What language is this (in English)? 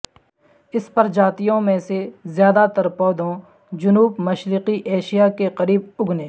Urdu